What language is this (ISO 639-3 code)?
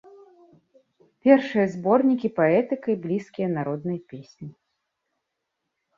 bel